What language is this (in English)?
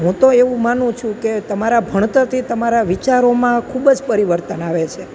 Gujarati